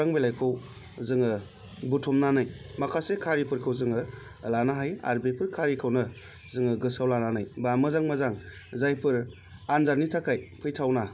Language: Bodo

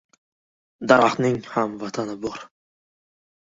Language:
Uzbek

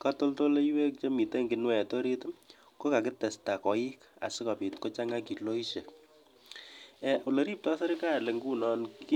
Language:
Kalenjin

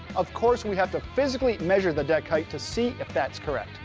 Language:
English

